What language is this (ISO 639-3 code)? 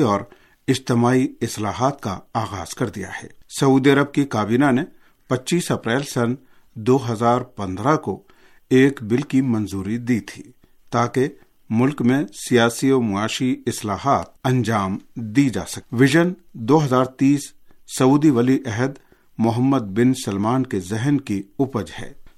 urd